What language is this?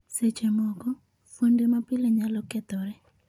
Luo (Kenya and Tanzania)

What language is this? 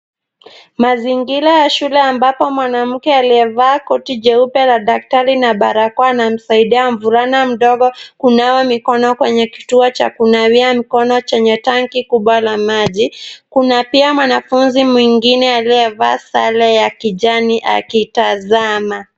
Swahili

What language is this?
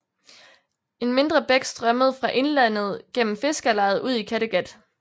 Danish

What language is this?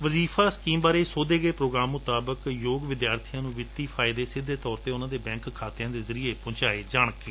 Punjabi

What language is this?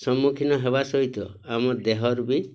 Odia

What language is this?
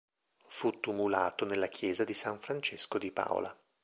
Italian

